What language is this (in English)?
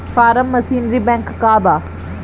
Bhojpuri